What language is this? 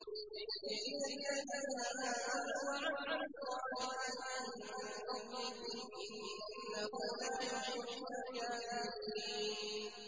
Arabic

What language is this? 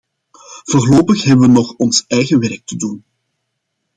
Dutch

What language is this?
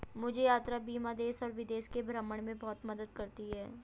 Hindi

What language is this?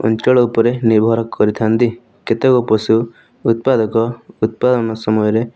Odia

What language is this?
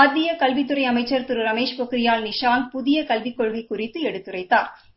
Tamil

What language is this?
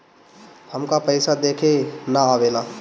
Bhojpuri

